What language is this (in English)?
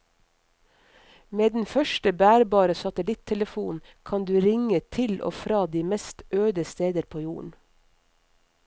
Norwegian